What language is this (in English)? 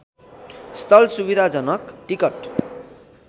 Nepali